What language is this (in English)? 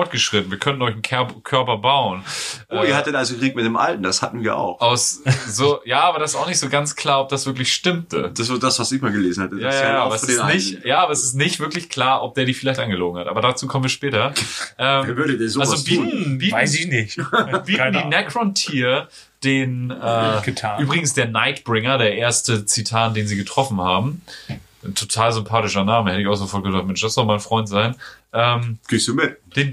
German